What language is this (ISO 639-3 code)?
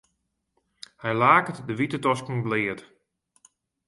fry